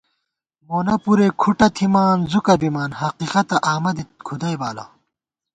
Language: Gawar-Bati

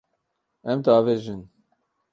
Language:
Kurdish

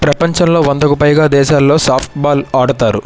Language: Telugu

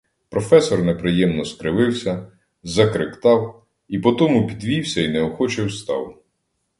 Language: Ukrainian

